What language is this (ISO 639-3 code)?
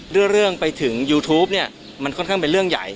tha